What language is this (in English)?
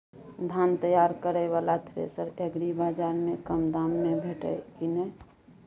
Maithili